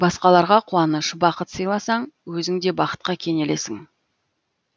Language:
Kazakh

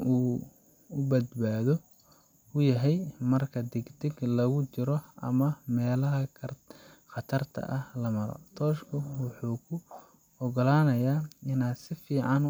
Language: Somali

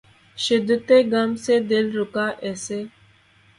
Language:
Urdu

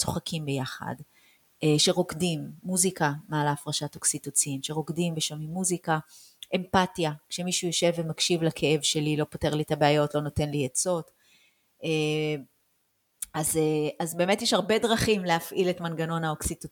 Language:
Hebrew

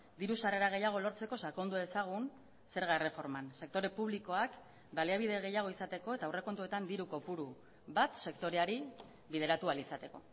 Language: Basque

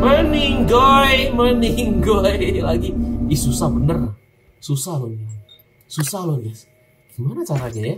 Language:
Indonesian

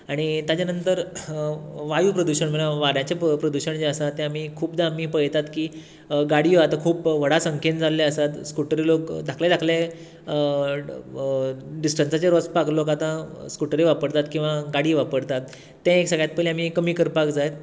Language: Konkani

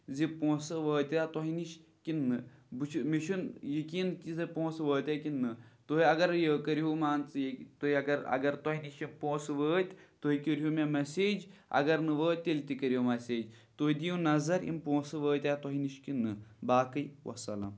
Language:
Kashmiri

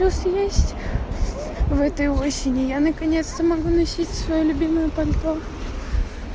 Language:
Russian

